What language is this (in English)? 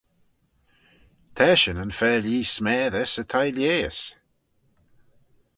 Manx